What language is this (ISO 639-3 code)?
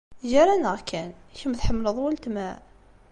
kab